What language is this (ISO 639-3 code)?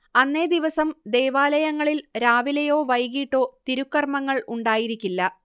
mal